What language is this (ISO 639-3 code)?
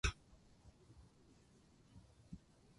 jpn